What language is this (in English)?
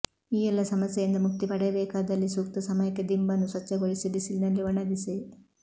Kannada